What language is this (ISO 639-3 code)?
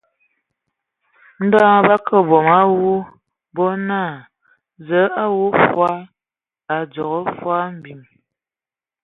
ewo